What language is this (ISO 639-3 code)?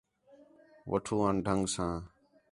xhe